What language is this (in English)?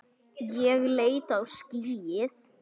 Icelandic